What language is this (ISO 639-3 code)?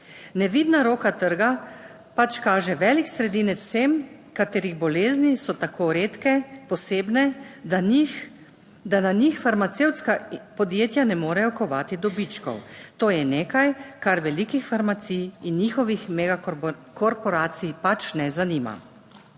slv